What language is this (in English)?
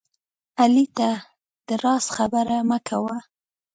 Pashto